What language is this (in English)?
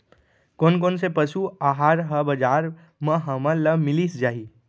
Chhattisgarhi